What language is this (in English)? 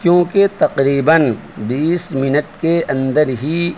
Urdu